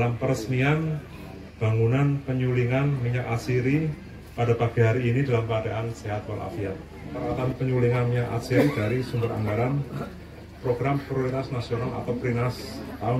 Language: Indonesian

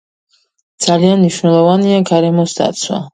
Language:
Georgian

